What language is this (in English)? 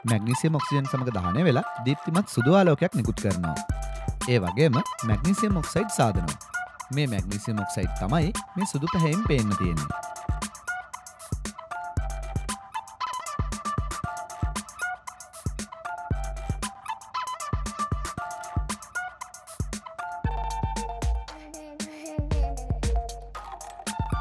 Arabic